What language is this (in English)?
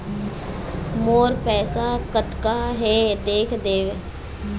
Chhattisgarhi